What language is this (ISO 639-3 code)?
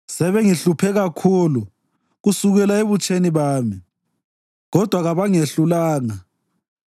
nde